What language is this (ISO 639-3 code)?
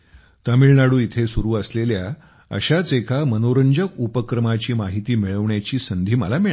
mar